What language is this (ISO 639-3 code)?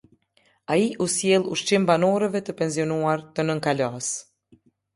sqi